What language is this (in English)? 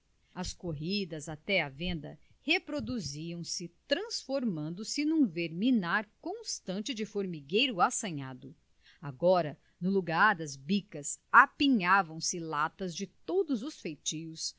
Portuguese